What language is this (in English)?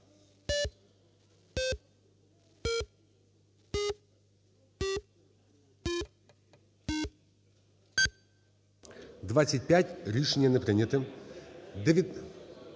Ukrainian